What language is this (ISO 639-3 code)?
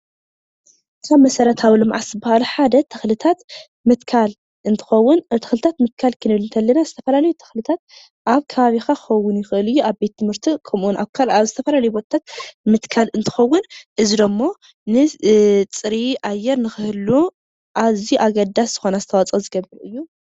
tir